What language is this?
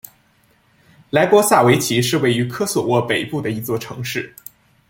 Chinese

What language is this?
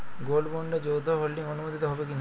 Bangla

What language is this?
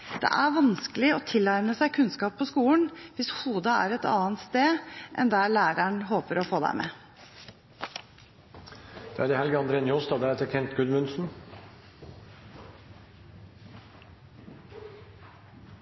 Norwegian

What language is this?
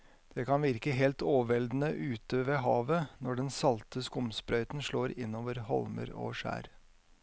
Norwegian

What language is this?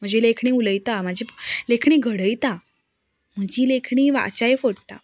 Konkani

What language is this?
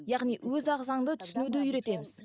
Kazakh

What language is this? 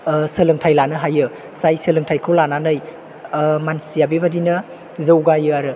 Bodo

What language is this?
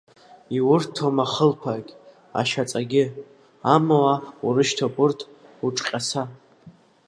Abkhazian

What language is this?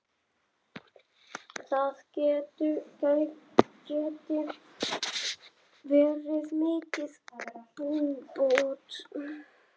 Icelandic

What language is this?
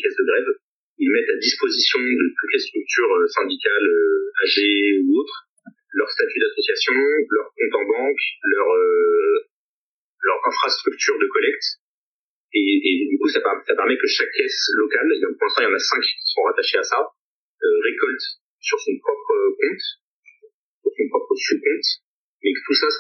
French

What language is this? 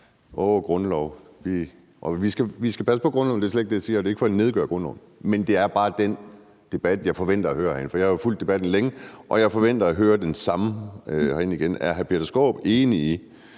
Danish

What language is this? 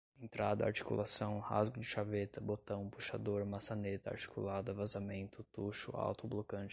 Portuguese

